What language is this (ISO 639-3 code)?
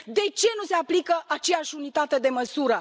ron